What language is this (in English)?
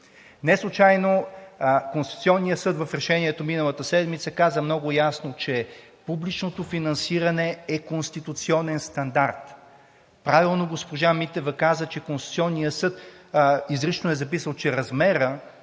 Bulgarian